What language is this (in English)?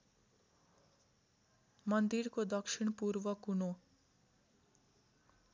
Nepali